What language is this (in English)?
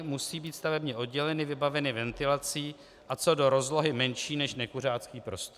Czech